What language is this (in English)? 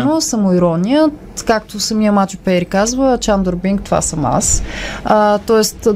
Bulgarian